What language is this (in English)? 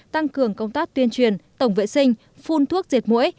Vietnamese